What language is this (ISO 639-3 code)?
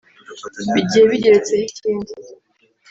kin